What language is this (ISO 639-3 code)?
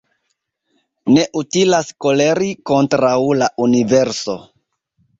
epo